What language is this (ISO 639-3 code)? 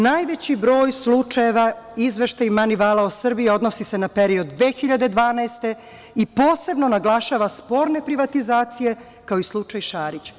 srp